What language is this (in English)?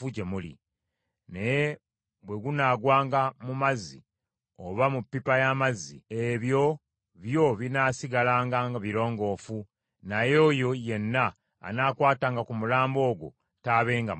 Ganda